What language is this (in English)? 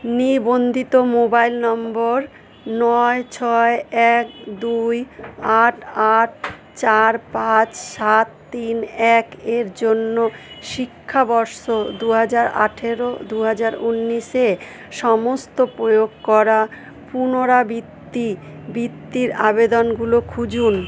Bangla